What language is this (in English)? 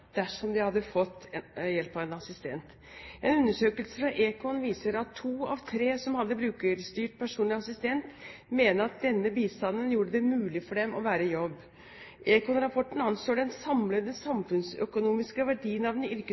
Norwegian Bokmål